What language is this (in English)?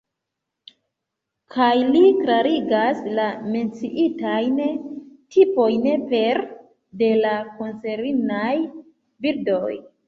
Esperanto